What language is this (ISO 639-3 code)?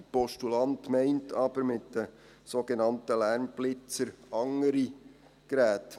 gsw